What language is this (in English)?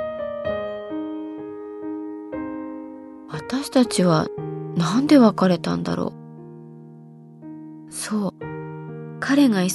Japanese